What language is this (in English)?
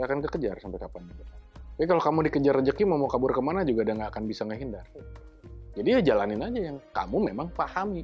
Indonesian